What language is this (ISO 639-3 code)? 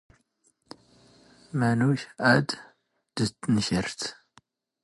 zgh